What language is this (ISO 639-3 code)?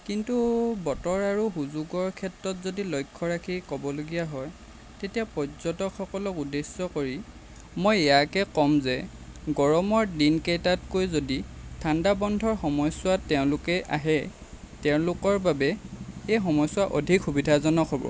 asm